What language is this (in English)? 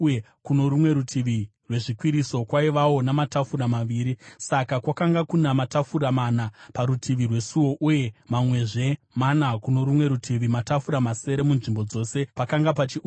Shona